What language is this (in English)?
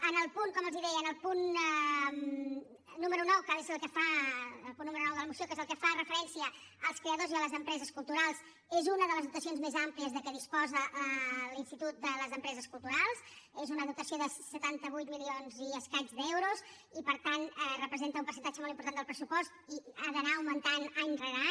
Catalan